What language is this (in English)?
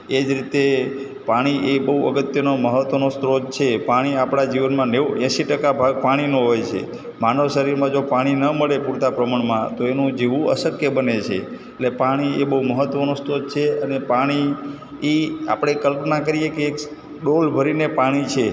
Gujarati